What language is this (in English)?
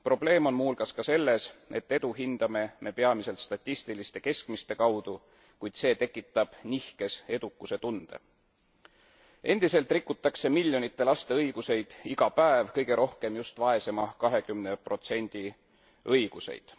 Estonian